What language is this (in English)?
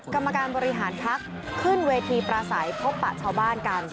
Thai